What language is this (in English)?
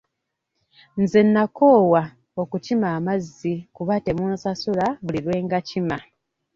Ganda